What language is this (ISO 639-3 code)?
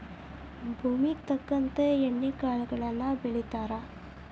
kan